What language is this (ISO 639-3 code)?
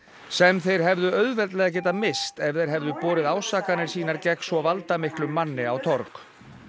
isl